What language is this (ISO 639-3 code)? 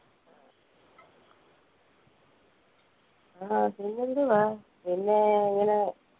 mal